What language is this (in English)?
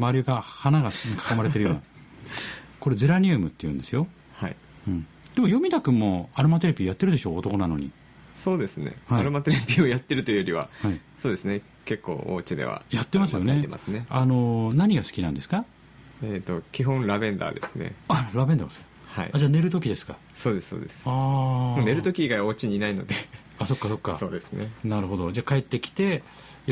Japanese